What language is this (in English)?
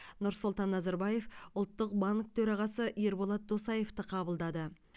Kazakh